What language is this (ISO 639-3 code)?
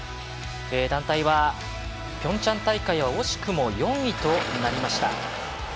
jpn